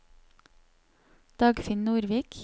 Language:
Norwegian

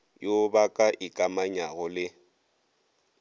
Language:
Northern Sotho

